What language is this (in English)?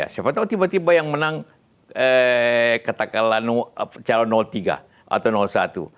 Indonesian